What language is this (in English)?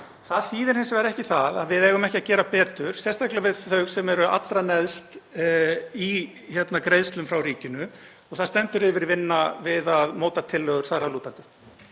Icelandic